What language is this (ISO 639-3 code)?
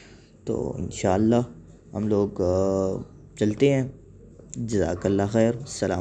urd